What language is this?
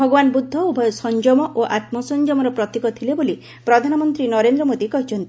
Odia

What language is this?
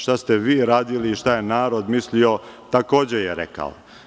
Serbian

